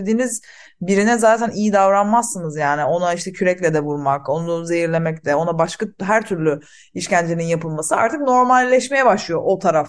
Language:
Turkish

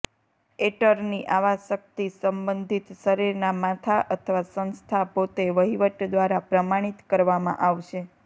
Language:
Gujarati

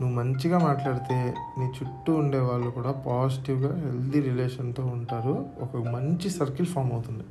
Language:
Telugu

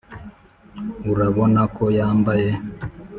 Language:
Kinyarwanda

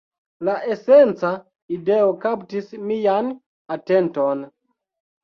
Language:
Esperanto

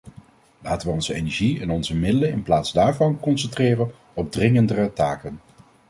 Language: Dutch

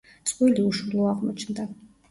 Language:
Georgian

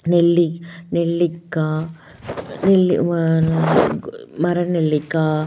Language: Tamil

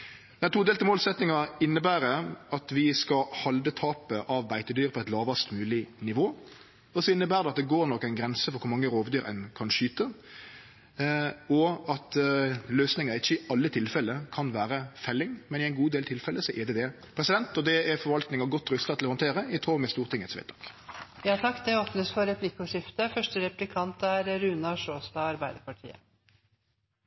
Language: Norwegian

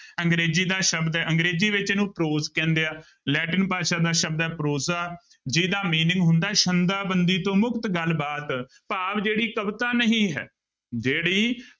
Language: Punjabi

